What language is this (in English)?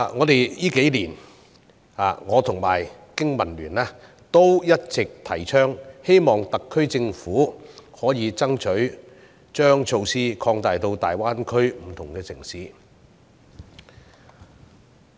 Cantonese